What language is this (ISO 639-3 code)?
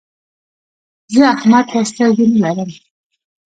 pus